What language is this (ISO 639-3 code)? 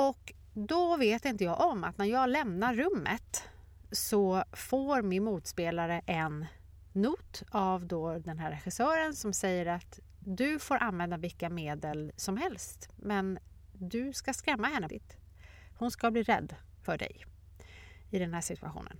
swe